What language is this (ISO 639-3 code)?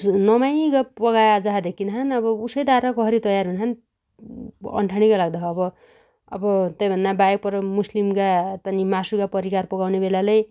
dty